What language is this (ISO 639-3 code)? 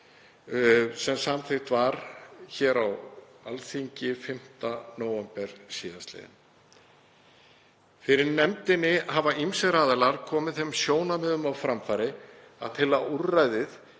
isl